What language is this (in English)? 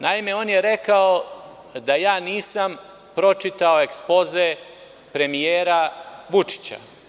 Serbian